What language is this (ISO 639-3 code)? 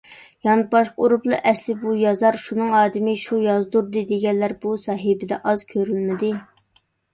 uig